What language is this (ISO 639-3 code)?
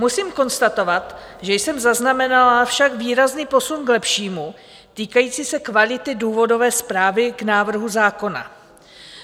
ces